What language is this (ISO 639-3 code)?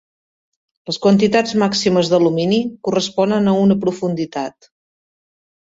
cat